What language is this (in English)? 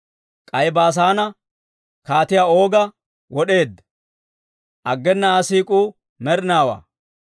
Dawro